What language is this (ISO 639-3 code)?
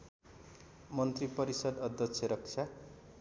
nep